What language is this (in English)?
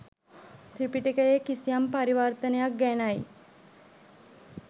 Sinhala